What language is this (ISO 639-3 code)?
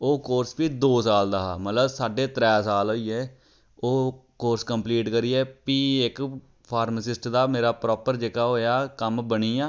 doi